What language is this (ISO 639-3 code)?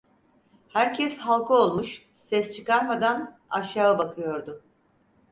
tur